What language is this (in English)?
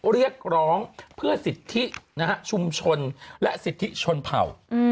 Thai